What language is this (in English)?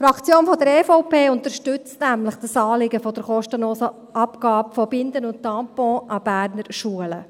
Swiss German